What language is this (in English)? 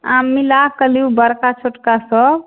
Maithili